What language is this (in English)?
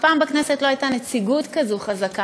Hebrew